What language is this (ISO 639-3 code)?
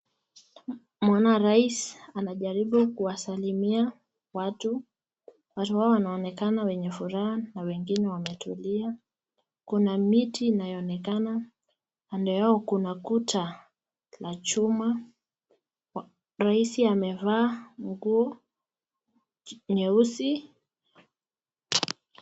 swa